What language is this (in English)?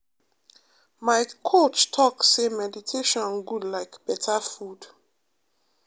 Nigerian Pidgin